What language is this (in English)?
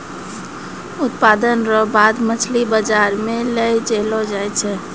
Maithili